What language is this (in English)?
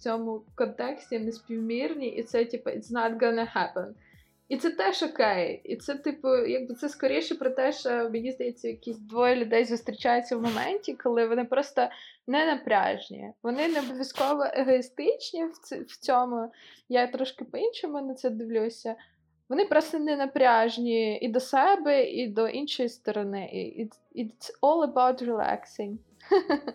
Russian